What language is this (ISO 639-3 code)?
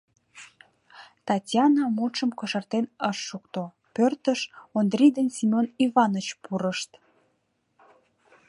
chm